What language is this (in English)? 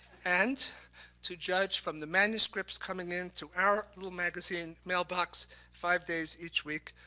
English